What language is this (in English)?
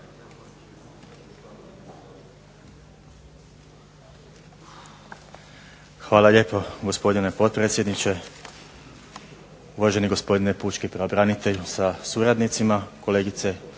Croatian